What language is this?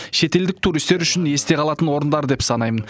Kazakh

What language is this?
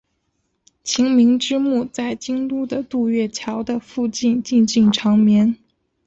Chinese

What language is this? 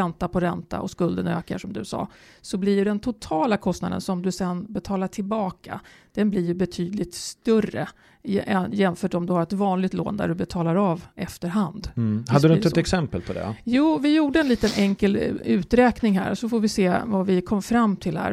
Swedish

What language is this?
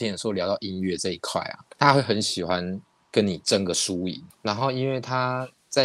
Chinese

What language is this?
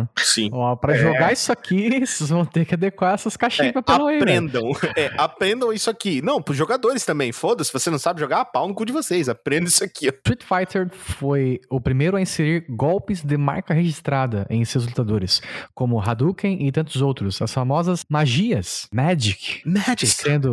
Portuguese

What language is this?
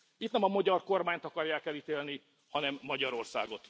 Hungarian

